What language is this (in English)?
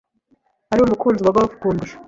Kinyarwanda